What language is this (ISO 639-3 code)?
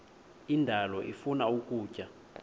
xho